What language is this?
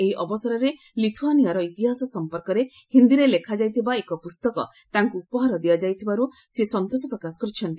Odia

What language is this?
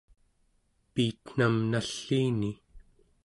Central Yupik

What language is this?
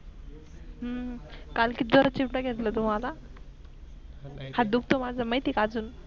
Marathi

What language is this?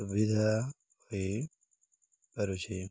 Odia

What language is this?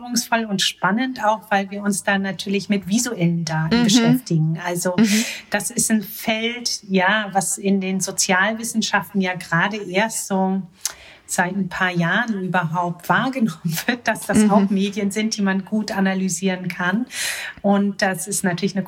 German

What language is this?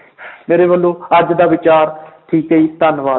Punjabi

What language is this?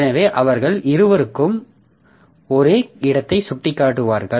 Tamil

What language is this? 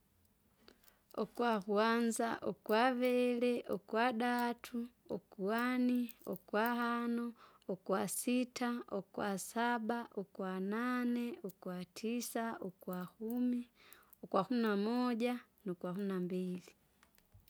Kinga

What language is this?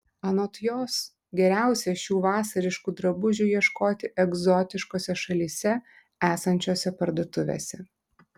Lithuanian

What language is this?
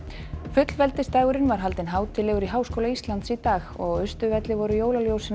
Icelandic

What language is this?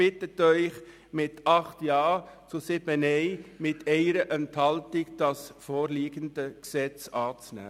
Swiss German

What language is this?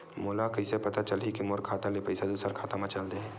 Chhattisgarhi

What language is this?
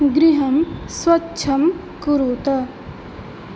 Sanskrit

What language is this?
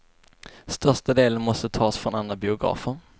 Swedish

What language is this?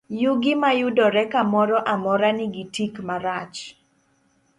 Luo (Kenya and Tanzania)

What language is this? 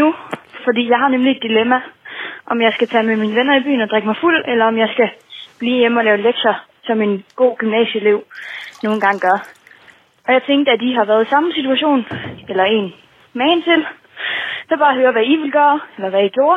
Danish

